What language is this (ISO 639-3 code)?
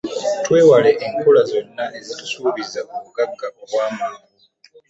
lug